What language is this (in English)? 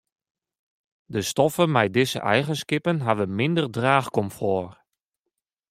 Western Frisian